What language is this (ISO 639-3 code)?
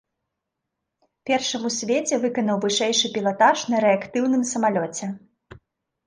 bel